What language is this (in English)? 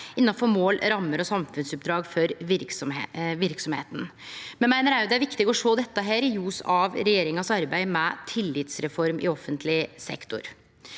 Norwegian